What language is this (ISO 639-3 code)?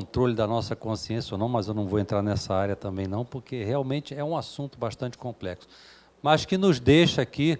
por